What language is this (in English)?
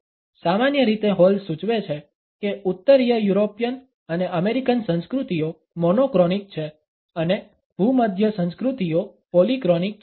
Gujarati